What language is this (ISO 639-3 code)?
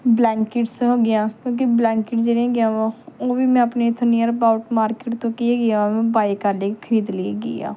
pan